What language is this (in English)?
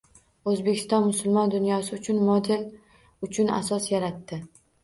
Uzbek